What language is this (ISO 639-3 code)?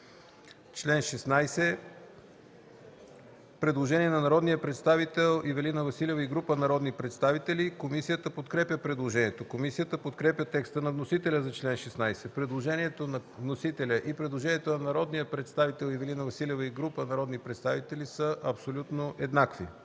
bul